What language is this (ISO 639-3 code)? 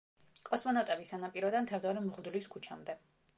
kat